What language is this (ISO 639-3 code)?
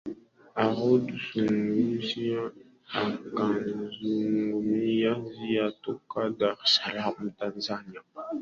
swa